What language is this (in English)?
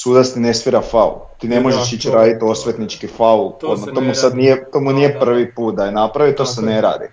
Croatian